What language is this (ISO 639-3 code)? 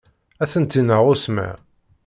kab